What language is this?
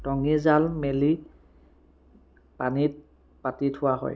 Assamese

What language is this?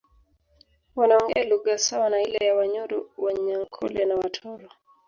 Swahili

